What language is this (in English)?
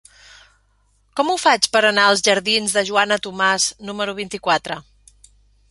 Catalan